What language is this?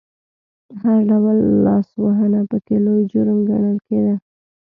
Pashto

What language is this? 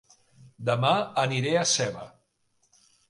Catalan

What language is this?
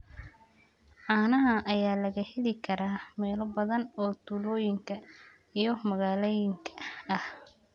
Somali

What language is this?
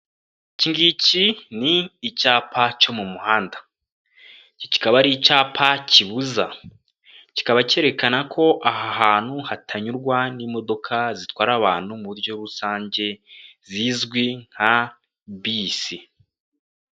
Kinyarwanda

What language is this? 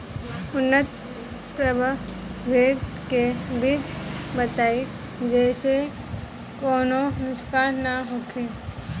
Bhojpuri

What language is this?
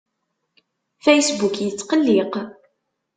Kabyle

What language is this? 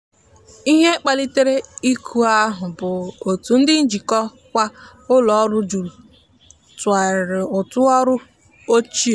Igbo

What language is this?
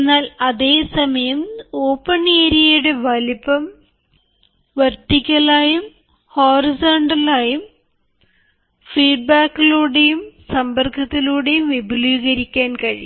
Malayalam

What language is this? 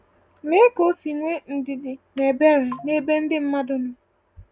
Igbo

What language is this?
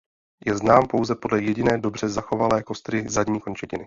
Czech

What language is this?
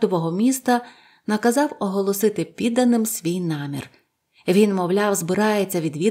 Ukrainian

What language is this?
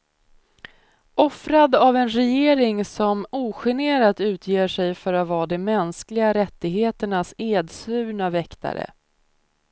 Swedish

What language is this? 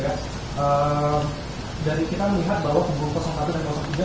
Indonesian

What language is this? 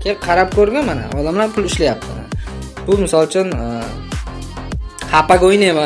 Turkish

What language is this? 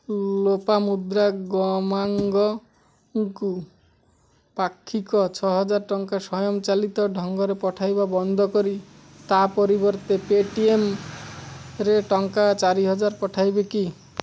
Odia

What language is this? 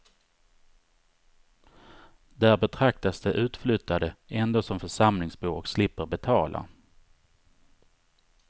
Swedish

